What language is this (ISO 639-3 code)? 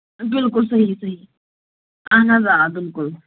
kas